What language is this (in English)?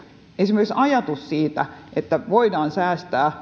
Finnish